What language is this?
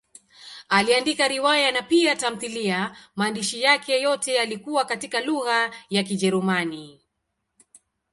Swahili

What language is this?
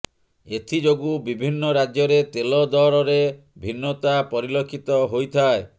Odia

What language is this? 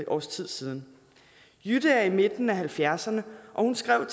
Danish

